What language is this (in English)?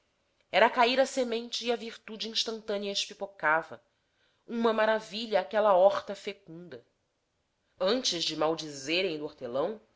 Portuguese